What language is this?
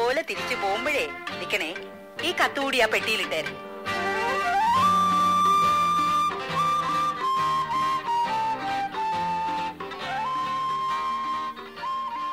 Malayalam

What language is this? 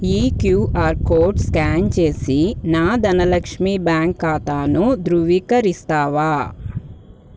Telugu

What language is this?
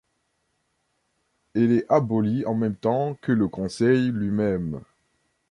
French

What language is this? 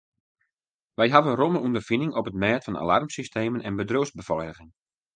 Western Frisian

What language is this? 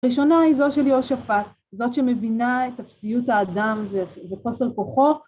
Hebrew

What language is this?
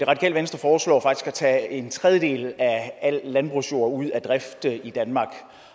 Danish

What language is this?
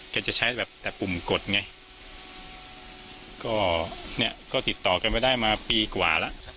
Thai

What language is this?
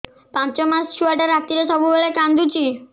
Odia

